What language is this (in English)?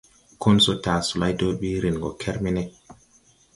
Tupuri